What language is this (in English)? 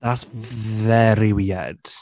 English